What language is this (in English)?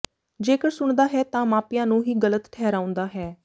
Punjabi